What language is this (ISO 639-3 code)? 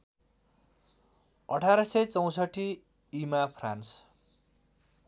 nep